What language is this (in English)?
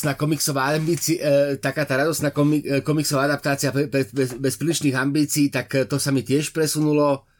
Slovak